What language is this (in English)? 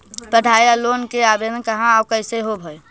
Magahi